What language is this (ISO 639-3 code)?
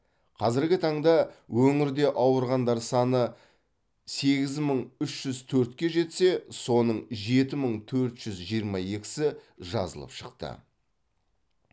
kaz